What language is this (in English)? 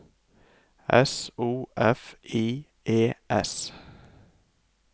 Norwegian